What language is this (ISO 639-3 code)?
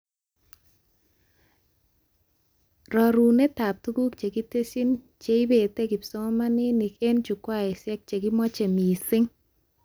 kln